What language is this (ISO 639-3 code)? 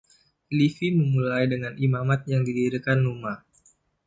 ind